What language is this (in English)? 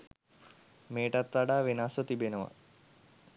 Sinhala